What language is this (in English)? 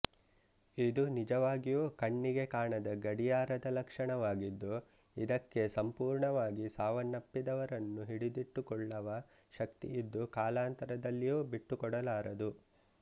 Kannada